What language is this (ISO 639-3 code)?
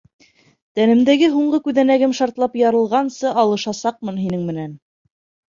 bak